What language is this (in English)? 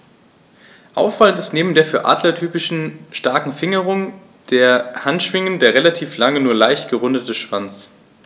German